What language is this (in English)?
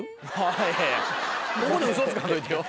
Japanese